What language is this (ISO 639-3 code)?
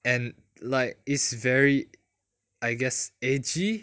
eng